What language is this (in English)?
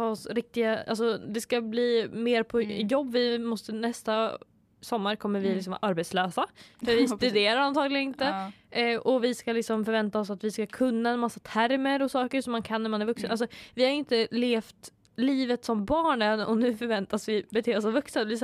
Swedish